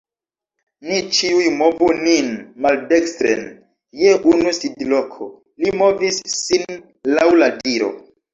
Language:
Esperanto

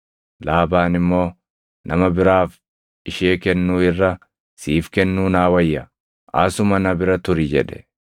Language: Oromo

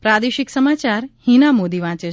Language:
Gujarati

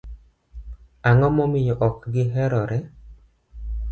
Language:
Luo (Kenya and Tanzania)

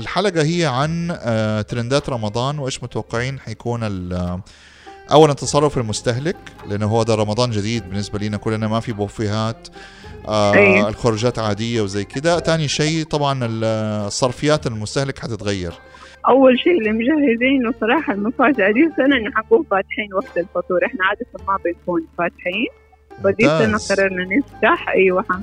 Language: Arabic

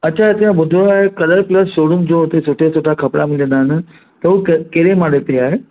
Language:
Sindhi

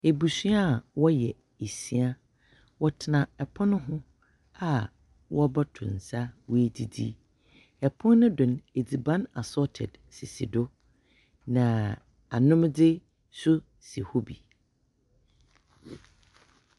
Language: Akan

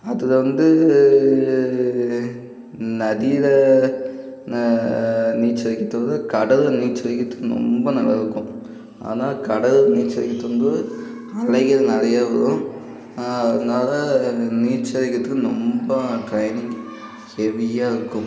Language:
Tamil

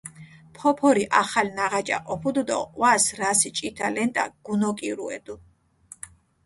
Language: Mingrelian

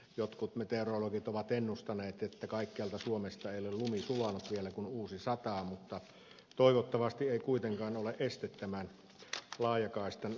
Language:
Finnish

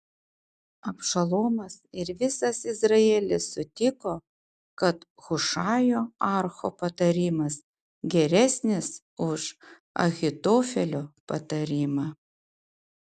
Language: Lithuanian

